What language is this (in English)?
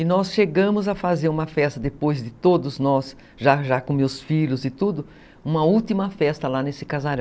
Portuguese